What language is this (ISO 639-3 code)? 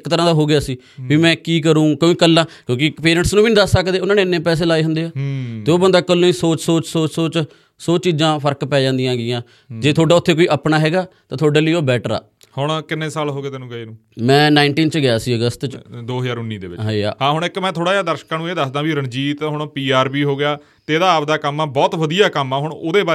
pan